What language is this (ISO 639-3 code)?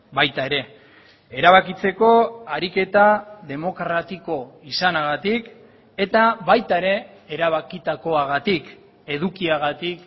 eus